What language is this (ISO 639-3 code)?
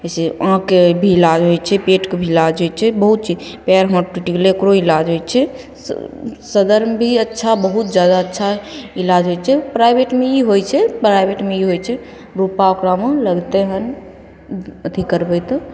mai